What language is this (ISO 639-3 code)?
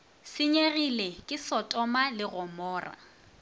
nso